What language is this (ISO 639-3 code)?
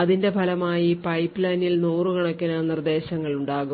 mal